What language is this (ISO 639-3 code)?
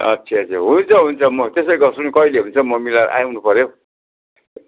nep